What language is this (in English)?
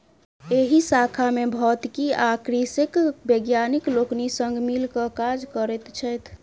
Maithili